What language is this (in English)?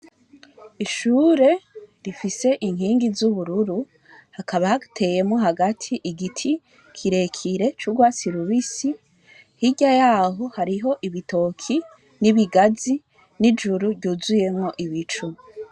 Rundi